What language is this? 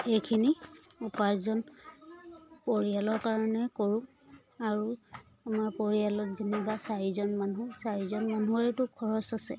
Assamese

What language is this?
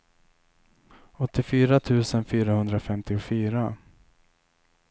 Swedish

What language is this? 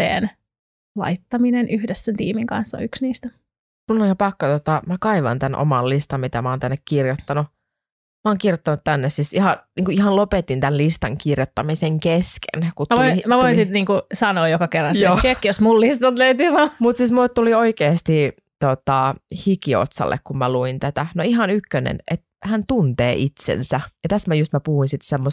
Finnish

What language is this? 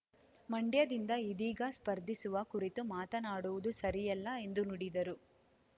Kannada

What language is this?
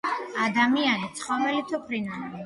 Georgian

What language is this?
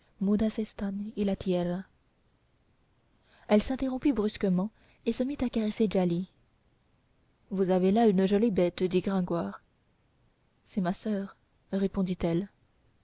French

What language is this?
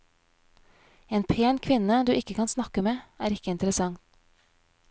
Norwegian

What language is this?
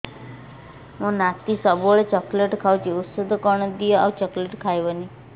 Odia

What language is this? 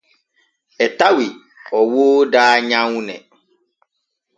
Borgu Fulfulde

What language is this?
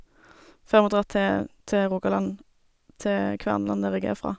Norwegian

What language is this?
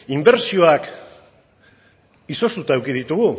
Basque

